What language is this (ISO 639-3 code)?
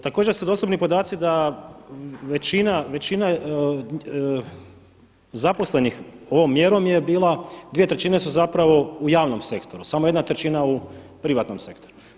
hrv